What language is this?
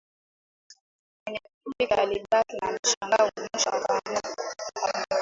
Swahili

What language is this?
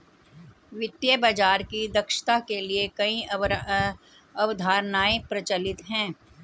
Hindi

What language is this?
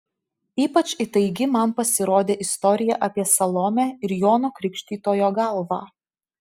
Lithuanian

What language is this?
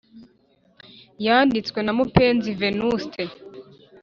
Kinyarwanda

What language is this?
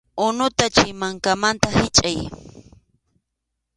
Arequipa-La Unión Quechua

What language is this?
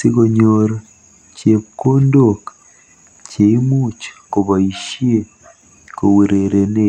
Kalenjin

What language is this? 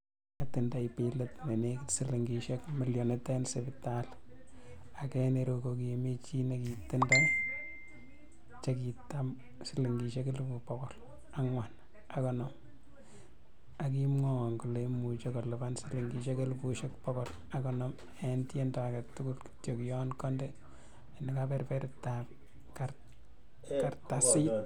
Kalenjin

